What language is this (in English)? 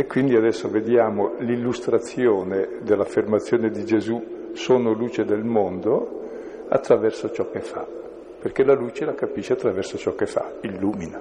Italian